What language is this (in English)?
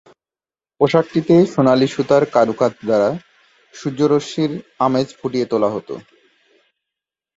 Bangla